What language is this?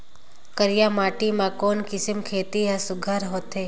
Chhattisgarhi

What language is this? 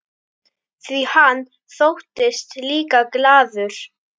Icelandic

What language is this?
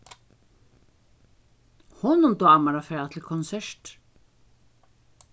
Faroese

